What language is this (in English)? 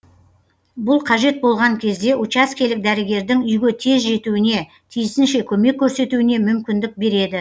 Kazakh